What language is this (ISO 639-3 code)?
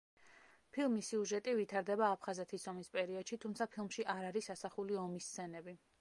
kat